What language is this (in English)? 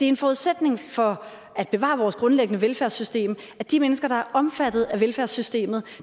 Danish